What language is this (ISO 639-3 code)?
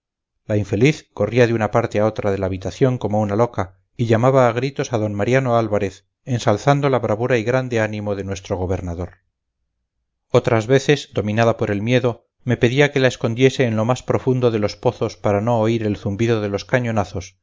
spa